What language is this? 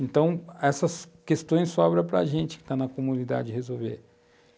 Portuguese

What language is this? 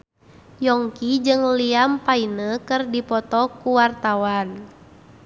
Sundanese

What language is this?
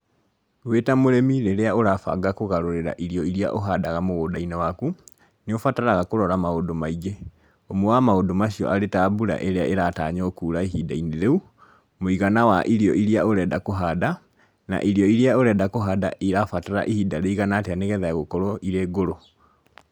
Kikuyu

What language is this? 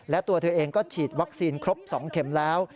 Thai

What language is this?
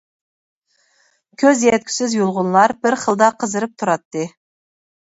Uyghur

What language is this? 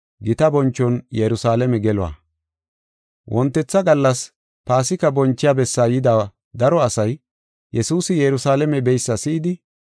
Gofa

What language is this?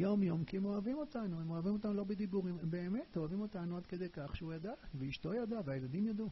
Hebrew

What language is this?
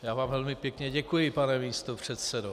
Czech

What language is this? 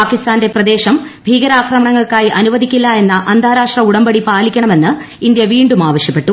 Malayalam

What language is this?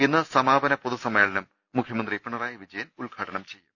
Malayalam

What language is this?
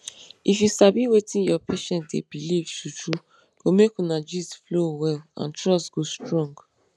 Nigerian Pidgin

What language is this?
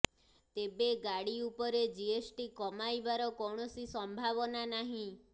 Odia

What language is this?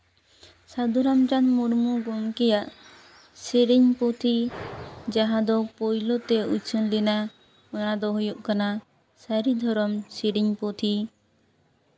Santali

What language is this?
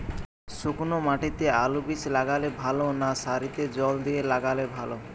Bangla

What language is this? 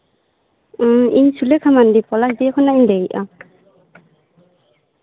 Santali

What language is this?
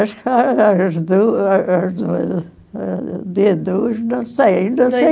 Portuguese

